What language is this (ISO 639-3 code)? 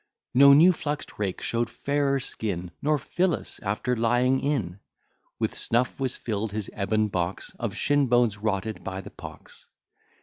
eng